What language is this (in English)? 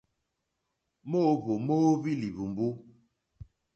Mokpwe